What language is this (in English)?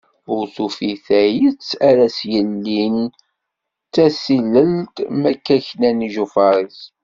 Kabyle